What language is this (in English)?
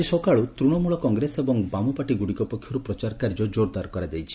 Odia